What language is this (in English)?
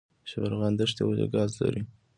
Pashto